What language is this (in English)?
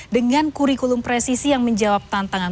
Indonesian